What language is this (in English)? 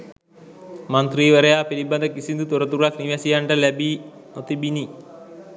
Sinhala